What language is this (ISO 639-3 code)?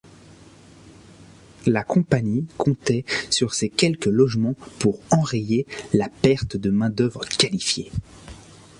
fra